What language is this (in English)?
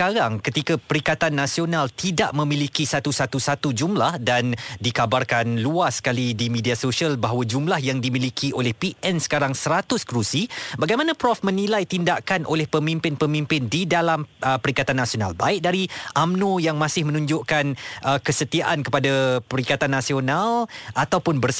Malay